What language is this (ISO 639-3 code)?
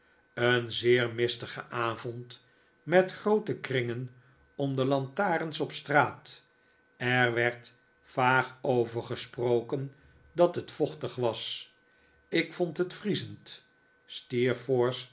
nld